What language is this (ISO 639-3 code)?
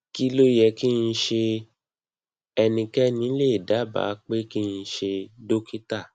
yor